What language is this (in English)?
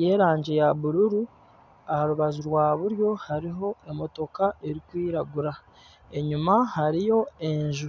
Nyankole